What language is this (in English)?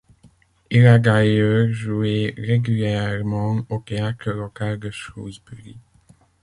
French